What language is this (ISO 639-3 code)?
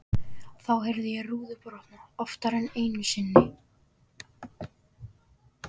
isl